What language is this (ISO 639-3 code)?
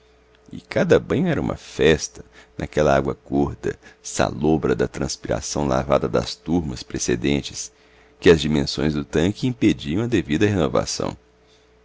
por